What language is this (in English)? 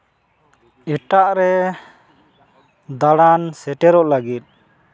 Santali